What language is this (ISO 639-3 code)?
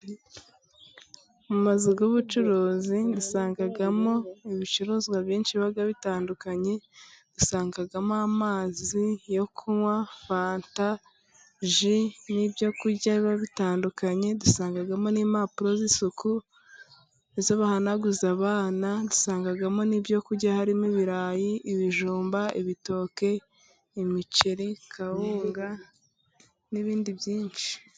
kin